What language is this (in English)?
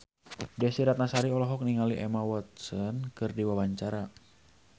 Sundanese